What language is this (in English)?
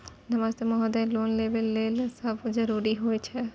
Maithili